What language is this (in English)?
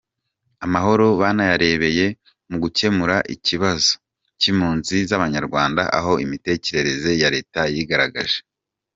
Kinyarwanda